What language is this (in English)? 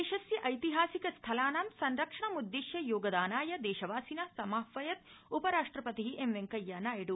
Sanskrit